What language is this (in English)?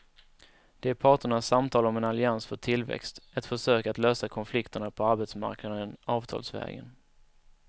Swedish